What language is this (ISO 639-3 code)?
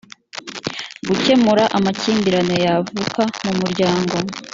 kin